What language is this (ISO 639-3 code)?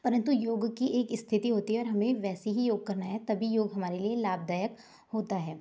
hin